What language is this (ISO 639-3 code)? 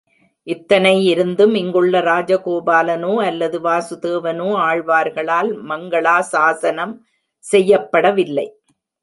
tam